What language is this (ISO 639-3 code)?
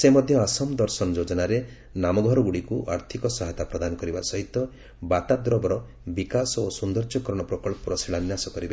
ori